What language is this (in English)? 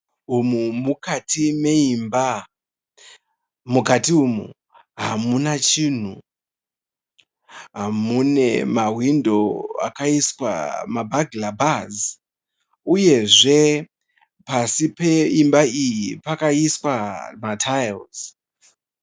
Shona